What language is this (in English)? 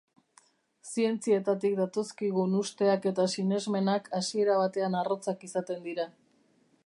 Basque